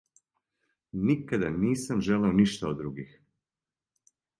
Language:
Serbian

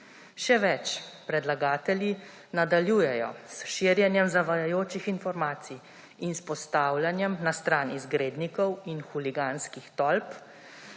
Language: Slovenian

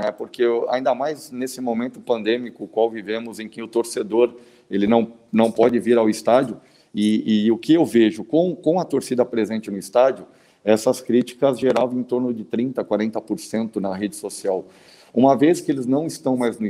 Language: Portuguese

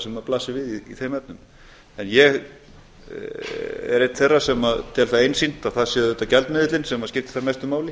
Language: Icelandic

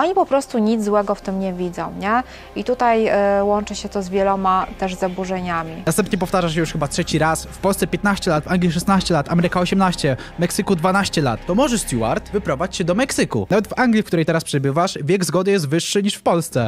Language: Polish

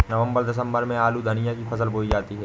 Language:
Hindi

